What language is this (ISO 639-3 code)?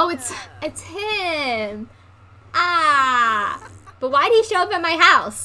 eng